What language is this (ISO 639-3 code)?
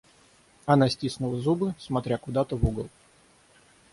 rus